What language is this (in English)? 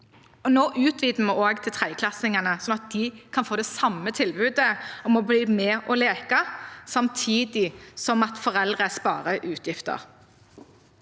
Norwegian